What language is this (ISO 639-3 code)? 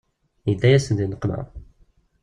kab